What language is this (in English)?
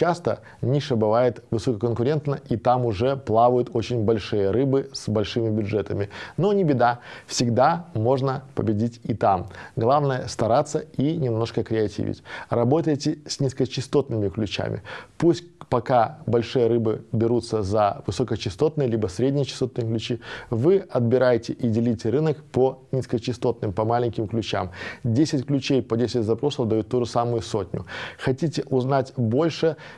Russian